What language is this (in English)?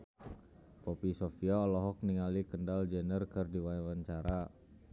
Sundanese